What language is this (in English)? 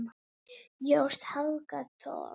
Icelandic